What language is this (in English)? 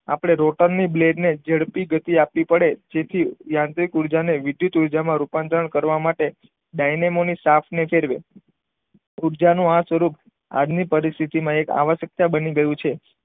Gujarati